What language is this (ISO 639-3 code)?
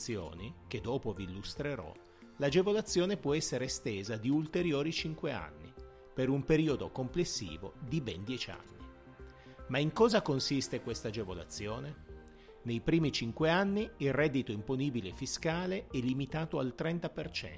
ita